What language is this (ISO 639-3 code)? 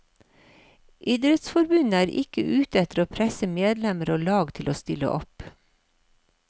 nor